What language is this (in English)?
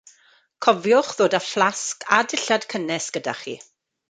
Welsh